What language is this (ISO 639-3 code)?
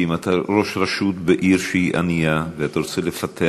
heb